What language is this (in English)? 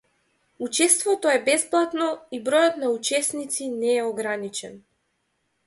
Macedonian